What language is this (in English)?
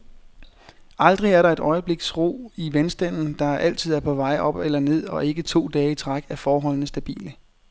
Danish